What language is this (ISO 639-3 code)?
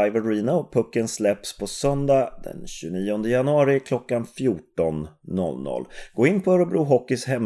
swe